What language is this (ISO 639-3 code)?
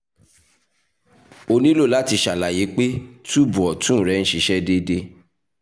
yor